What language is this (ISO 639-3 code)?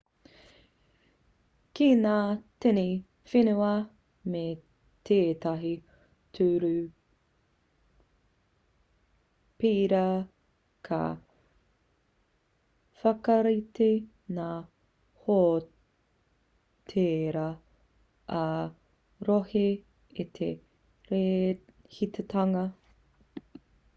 mri